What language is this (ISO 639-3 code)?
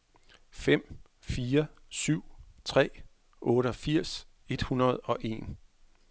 dan